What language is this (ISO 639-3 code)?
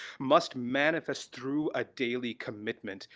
eng